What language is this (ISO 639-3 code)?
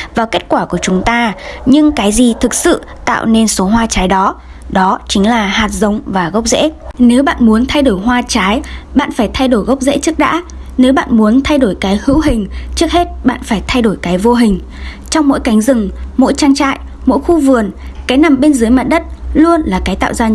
vie